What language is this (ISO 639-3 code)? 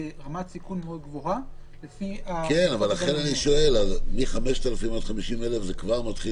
heb